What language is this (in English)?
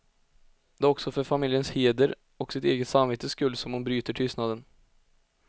Swedish